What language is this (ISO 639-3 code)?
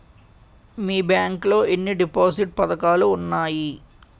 tel